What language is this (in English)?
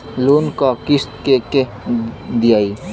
Bhojpuri